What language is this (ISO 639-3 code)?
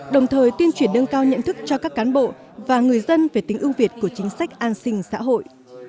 vie